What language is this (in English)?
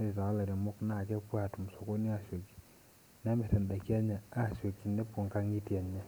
Masai